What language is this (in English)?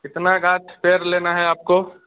Hindi